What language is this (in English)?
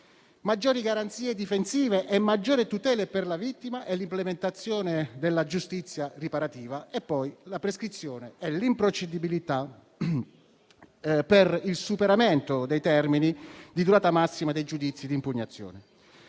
Italian